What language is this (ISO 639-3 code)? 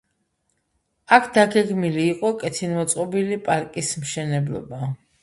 kat